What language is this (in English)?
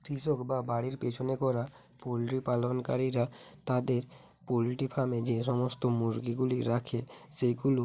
Bangla